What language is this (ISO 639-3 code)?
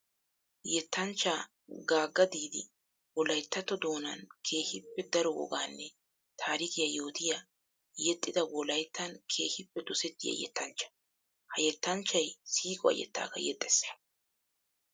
wal